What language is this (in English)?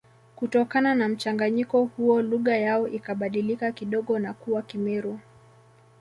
Swahili